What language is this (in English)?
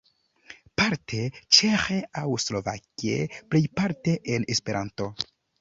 Esperanto